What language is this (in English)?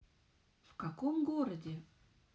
Russian